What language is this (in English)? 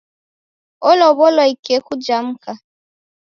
Taita